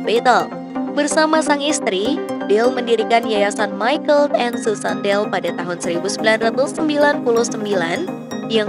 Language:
Indonesian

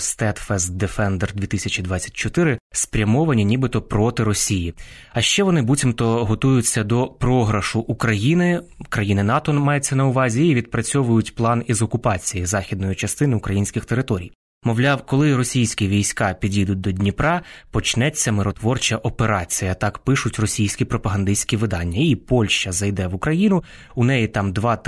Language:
Ukrainian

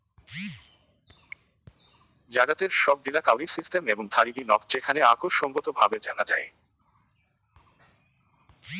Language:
Bangla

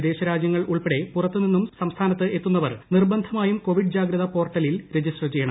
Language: Malayalam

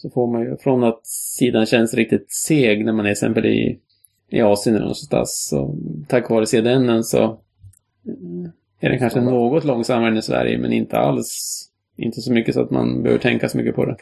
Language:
Swedish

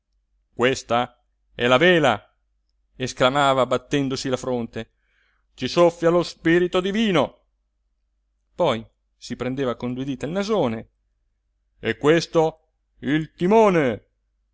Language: Italian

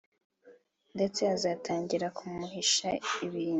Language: Kinyarwanda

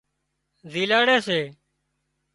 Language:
Wadiyara Koli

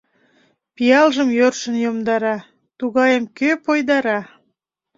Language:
Mari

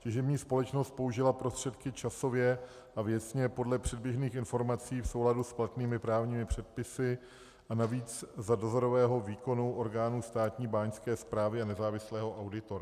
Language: Czech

